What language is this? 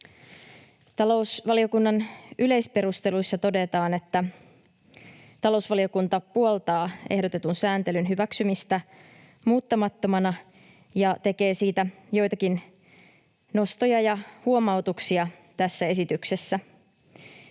Finnish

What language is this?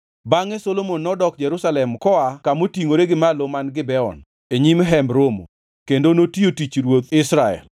Luo (Kenya and Tanzania)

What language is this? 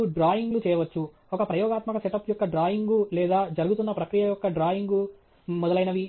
Telugu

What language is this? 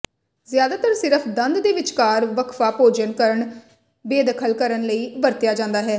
Punjabi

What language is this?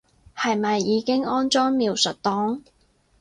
Cantonese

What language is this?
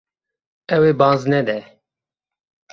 Kurdish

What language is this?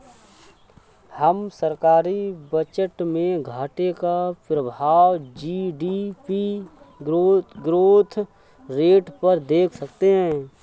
Hindi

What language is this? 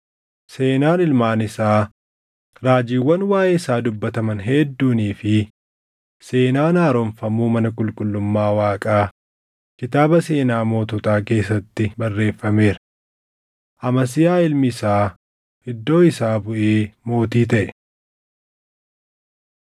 Oromo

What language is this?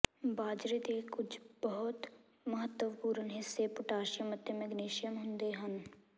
Punjabi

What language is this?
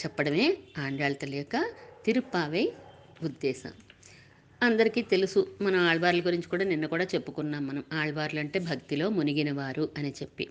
Telugu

